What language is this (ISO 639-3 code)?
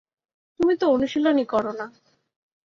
ben